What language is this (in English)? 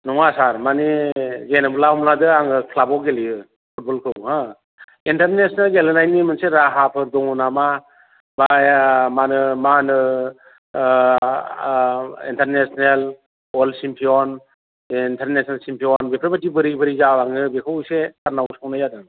Bodo